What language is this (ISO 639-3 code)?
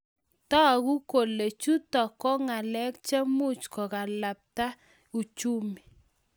kln